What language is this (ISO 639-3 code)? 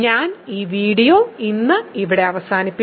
mal